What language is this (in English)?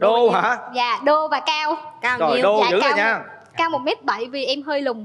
Vietnamese